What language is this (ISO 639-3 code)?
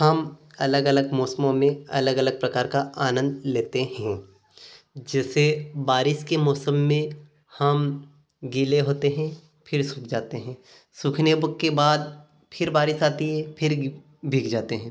hin